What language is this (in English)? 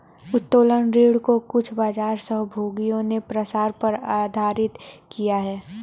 Hindi